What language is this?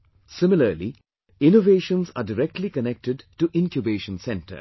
English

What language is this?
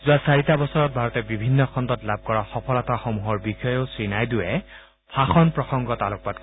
Assamese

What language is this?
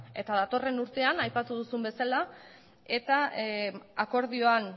Basque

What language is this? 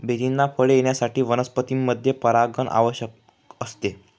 Marathi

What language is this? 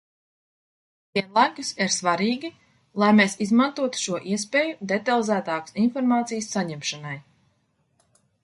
Latvian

